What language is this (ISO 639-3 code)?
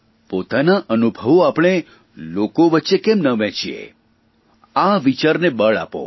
guj